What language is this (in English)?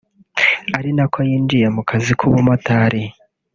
Kinyarwanda